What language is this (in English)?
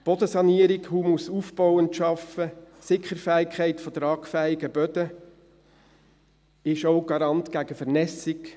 Swiss German